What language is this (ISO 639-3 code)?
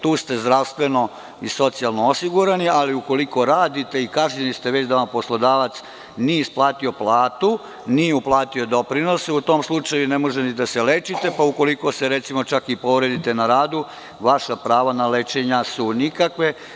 srp